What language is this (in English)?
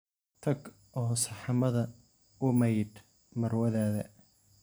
Somali